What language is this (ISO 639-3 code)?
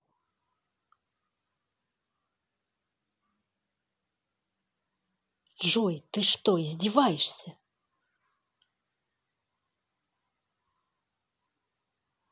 rus